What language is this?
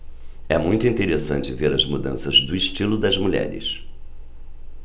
Portuguese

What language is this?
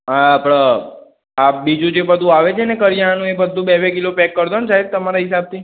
Gujarati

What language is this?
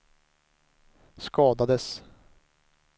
Swedish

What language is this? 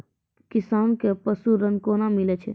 Maithili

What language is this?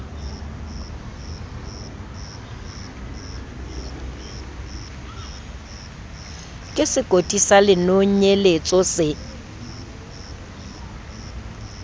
Southern Sotho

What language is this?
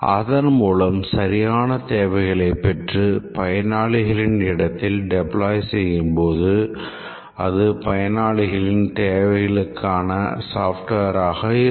Tamil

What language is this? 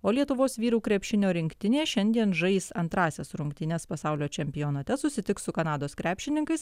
Lithuanian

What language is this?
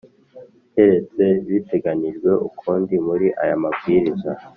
Kinyarwanda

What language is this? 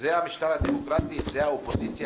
Hebrew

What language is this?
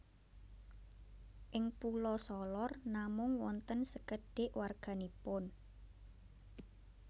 Javanese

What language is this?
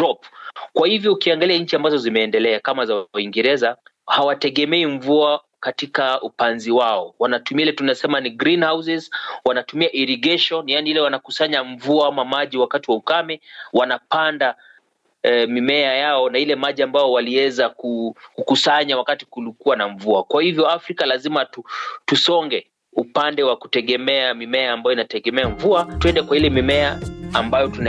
Swahili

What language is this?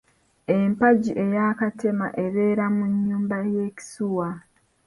Ganda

